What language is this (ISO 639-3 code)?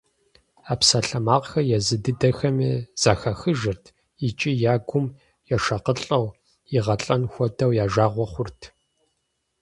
kbd